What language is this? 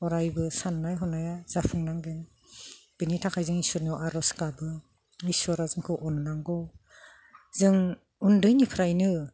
Bodo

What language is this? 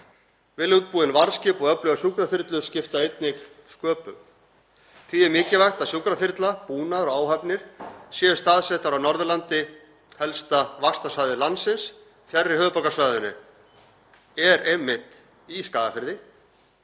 Icelandic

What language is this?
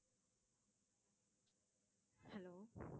Tamil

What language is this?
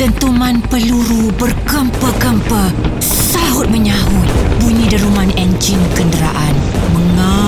Malay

